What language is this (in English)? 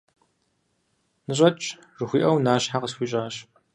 Kabardian